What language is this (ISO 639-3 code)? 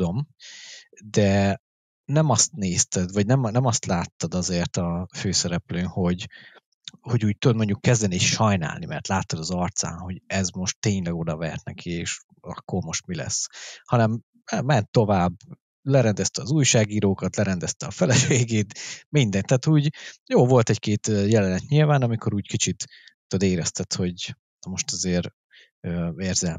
hun